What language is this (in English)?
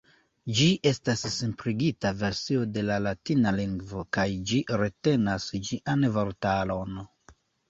Esperanto